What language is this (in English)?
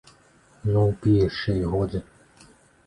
Belarusian